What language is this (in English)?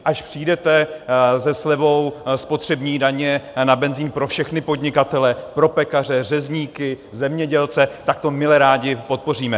Czech